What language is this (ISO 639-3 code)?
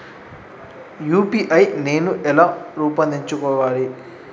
tel